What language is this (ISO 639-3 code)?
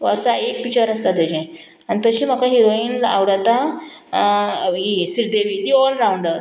kok